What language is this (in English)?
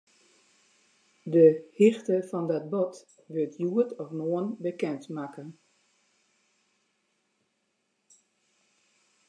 Western Frisian